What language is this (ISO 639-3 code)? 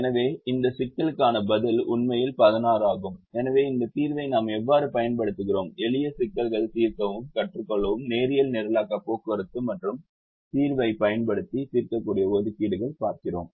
tam